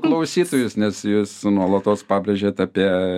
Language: Lithuanian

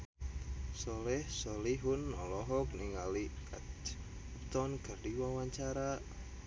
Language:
Sundanese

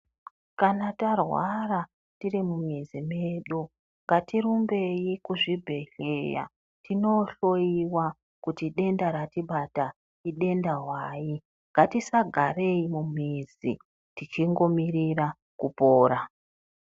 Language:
Ndau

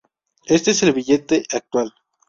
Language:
Spanish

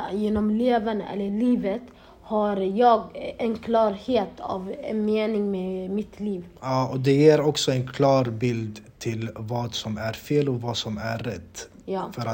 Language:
Swedish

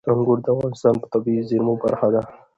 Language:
Pashto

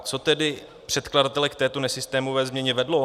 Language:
Czech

